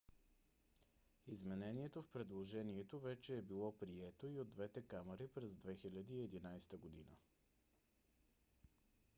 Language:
Bulgarian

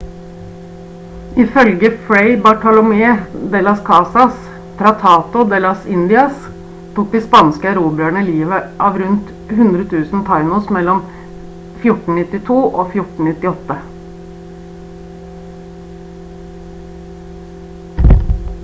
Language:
Norwegian Bokmål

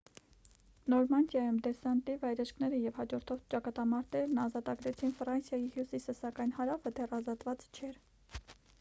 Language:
Armenian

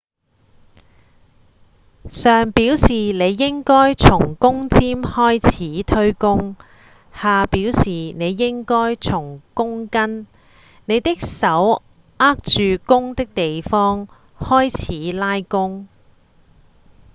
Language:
Cantonese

